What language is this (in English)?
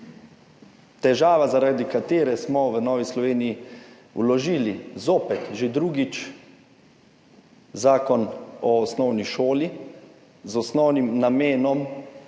Slovenian